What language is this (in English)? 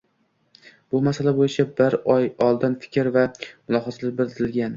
Uzbek